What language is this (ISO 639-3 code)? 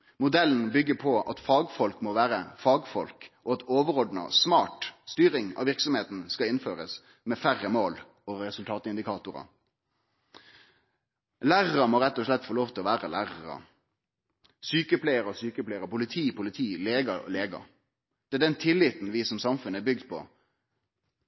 nno